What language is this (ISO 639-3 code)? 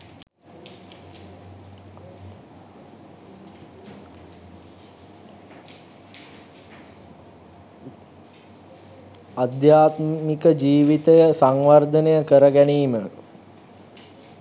sin